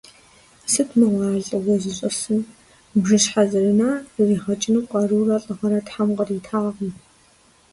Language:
Kabardian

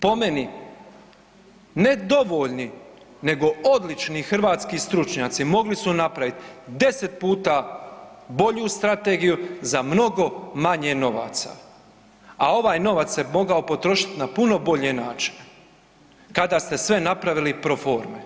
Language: Croatian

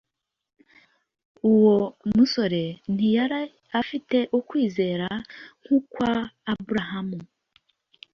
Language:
Kinyarwanda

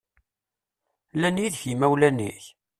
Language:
Kabyle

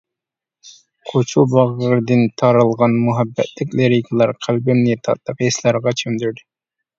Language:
Uyghur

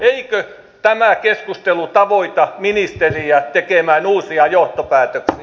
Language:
Finnish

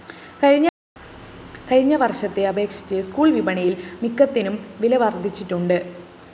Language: Malayalam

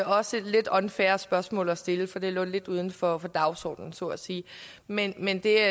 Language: Danish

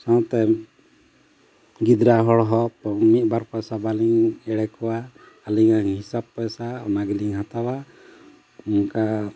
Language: Santali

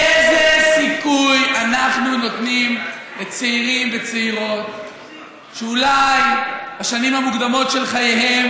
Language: Hebrew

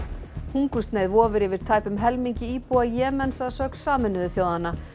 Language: Icelandic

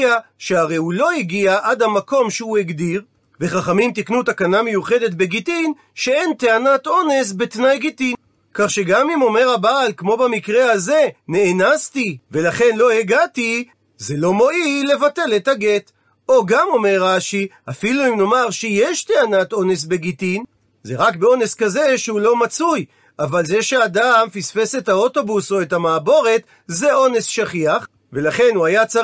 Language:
Hebrew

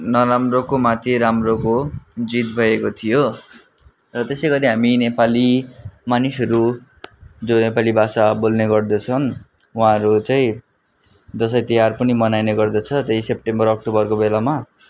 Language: Nepali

